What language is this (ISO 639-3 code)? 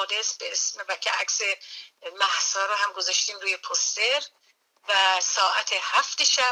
fas